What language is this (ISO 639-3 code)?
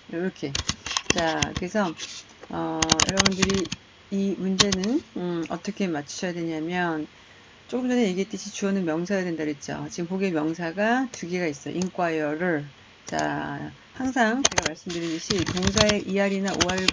kor